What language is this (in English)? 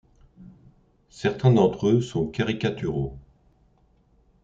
French